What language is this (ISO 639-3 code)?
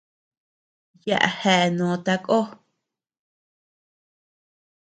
cux